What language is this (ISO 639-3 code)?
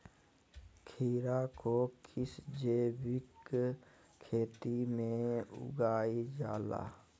mag